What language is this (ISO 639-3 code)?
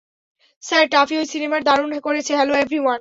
ben